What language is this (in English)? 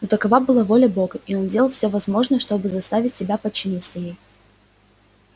Russian